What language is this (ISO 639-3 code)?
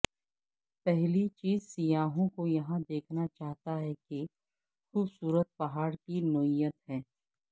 urd